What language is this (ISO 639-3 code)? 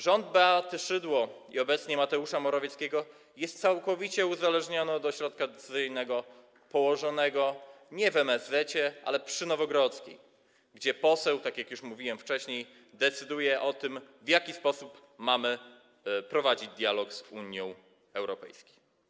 pol